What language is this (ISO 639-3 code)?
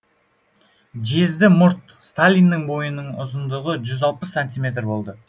kaz